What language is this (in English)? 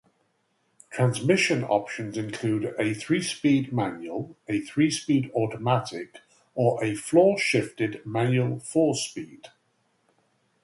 English